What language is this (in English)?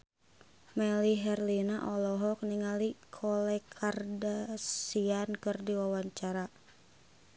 Sundanese